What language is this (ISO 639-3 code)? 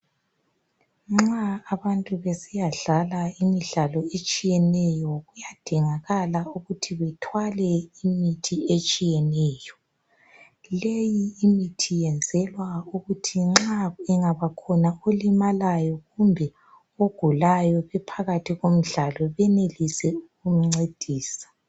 nde